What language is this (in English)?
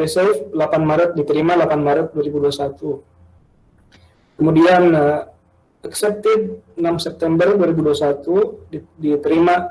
Indonesian